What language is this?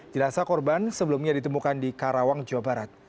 Indonesian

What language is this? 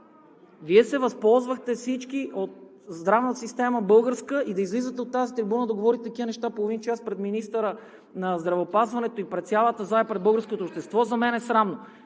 Bulgarian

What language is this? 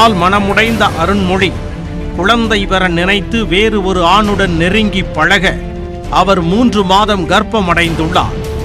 Polish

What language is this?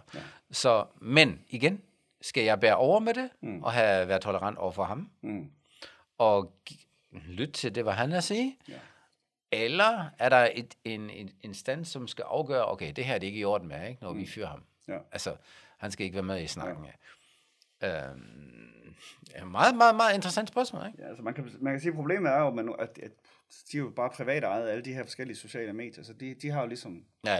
Danish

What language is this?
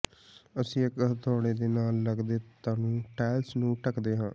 Punjabi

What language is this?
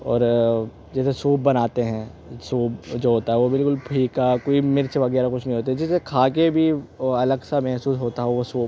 Urdu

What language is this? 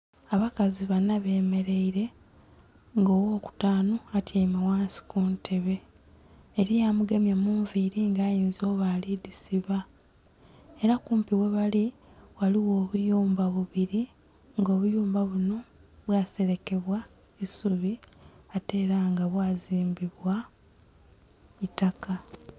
Soga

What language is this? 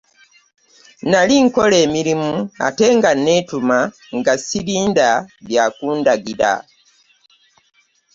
Ganda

